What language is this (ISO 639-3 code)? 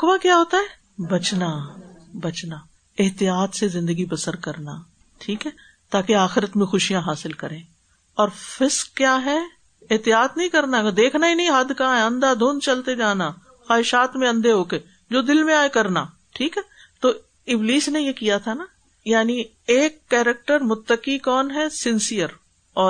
urd